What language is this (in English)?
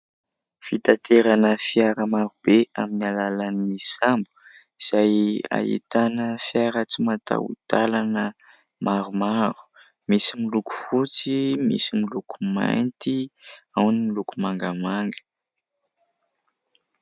Malagasy